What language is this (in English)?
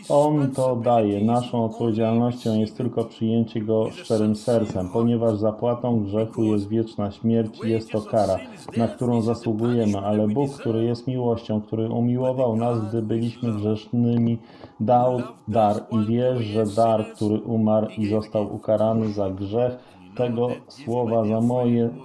Polish